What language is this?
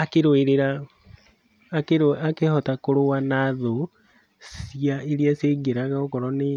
Kikuyu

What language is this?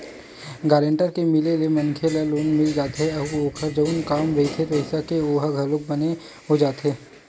Chhattisgarhi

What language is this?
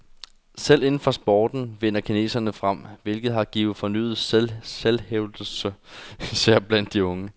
Danish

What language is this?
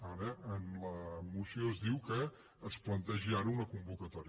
Catalan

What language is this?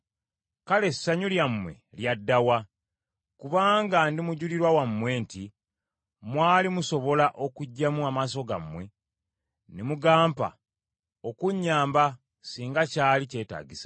Ganda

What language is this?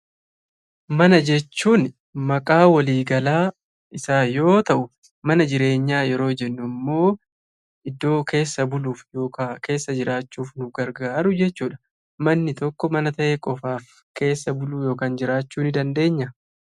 Oromo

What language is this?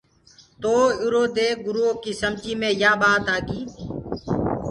Gurgula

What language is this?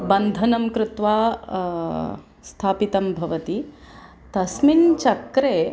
Sanskrit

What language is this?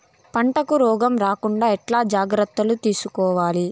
Telugu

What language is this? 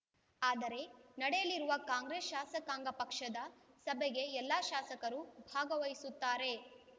Kannada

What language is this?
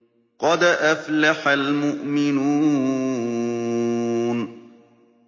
Arabic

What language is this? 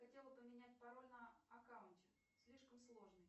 Russian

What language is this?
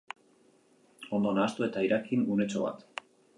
Basque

